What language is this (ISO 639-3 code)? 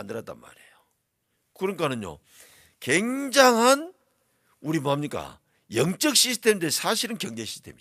kor